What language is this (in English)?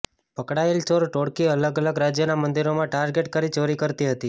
Gujarati